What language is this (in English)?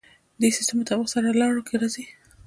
Pashto